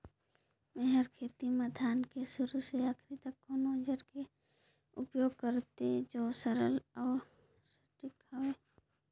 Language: Chhattisgarhi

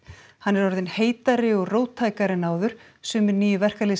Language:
Icelandic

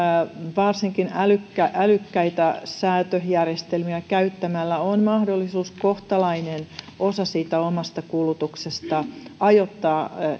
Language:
Finnish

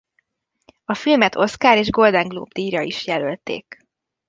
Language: Hungarian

